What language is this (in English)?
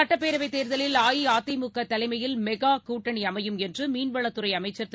Tamil